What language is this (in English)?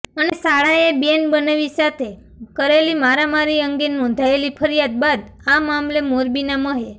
Gujarati